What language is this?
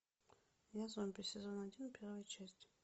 Russian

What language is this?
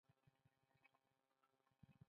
Pashto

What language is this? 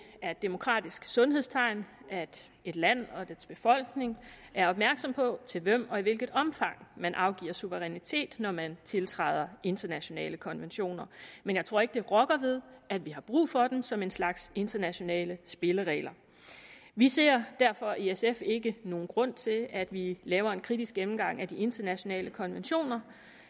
Danish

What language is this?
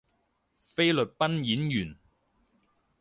Cantonese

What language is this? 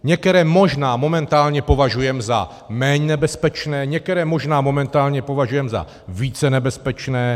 Czech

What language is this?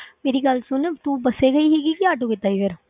Punjabi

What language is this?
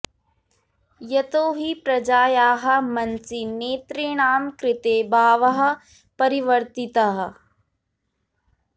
Sanskrit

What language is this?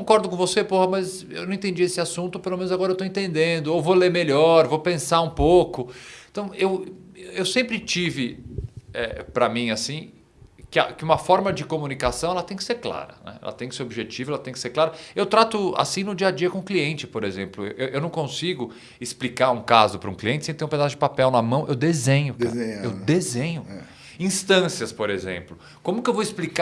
Portuguese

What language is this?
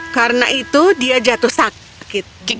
Indonesian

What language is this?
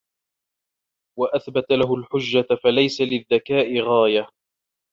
Arabic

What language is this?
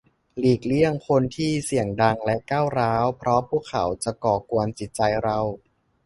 Thai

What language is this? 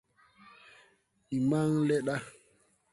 Tupuri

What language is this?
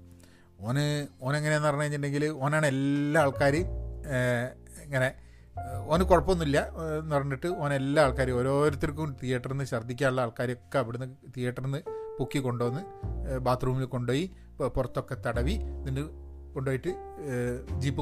Malayalam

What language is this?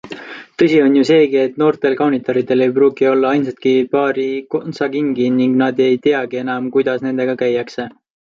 Estonian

